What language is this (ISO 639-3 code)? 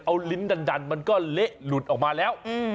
tha